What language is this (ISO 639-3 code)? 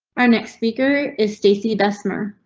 eng